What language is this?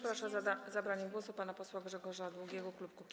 Polish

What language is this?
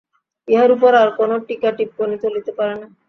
Bangla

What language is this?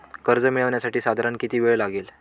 Marathi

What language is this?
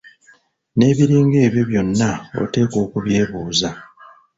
Ganda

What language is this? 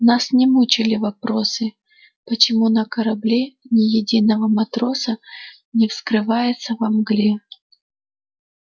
Russian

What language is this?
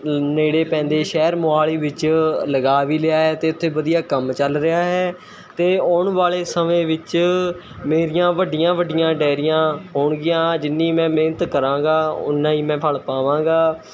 Punjabi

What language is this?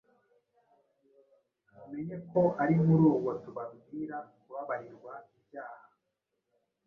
Kinyarwanda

